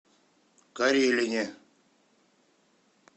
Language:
Russian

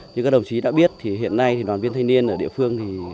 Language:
Vietnamese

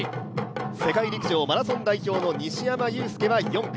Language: Japanese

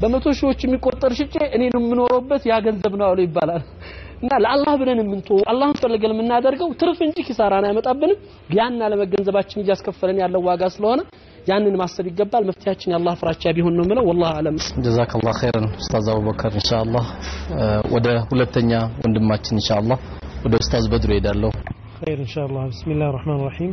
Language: Arabic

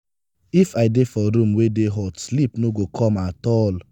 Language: Nigerian Pidgin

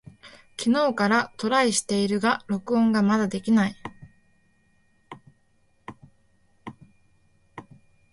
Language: Japanese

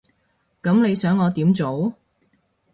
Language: Cantonese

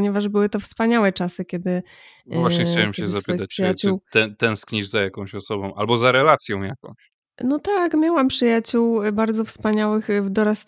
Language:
Polish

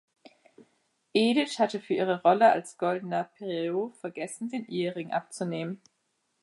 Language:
German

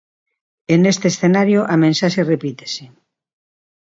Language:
Galician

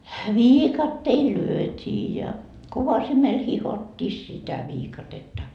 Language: Finnish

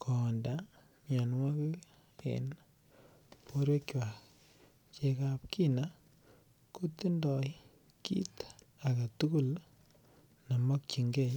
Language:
Kalenjin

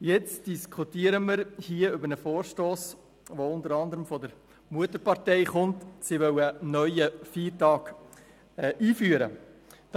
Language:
Swiss German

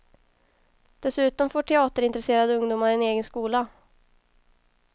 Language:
Swedish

